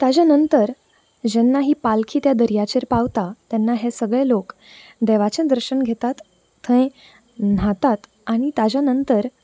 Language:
Konkani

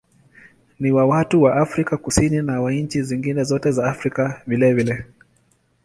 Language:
Swahili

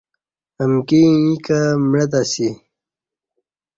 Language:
Kati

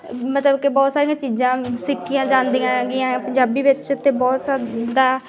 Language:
Punjabi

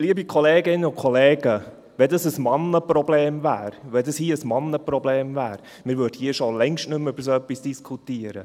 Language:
Swiss German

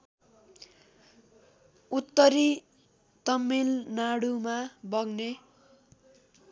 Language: Nepali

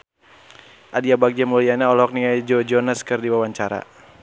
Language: Sundanese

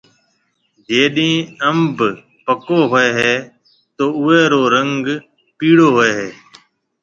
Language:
Marwari (Pakistan)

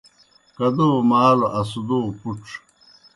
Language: Kohistani Shina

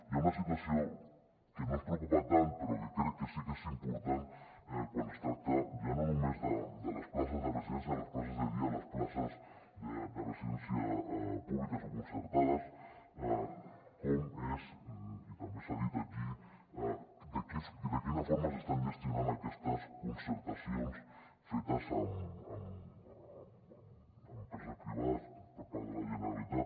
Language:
Catalan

